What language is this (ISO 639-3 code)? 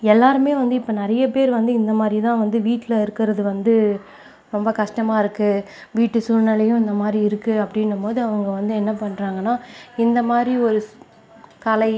tam